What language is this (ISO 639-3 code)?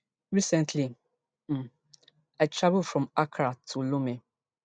pcm